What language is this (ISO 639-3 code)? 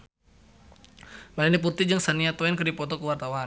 sun